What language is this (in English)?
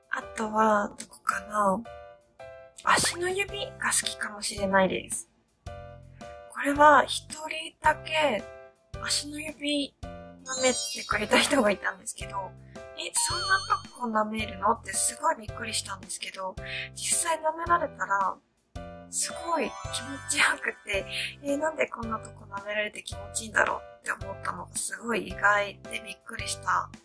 Japanese